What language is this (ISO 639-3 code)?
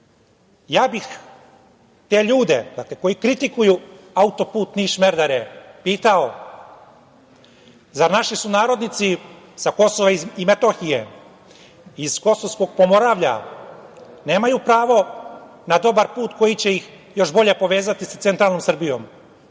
srp